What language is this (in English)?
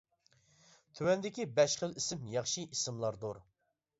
Uyghur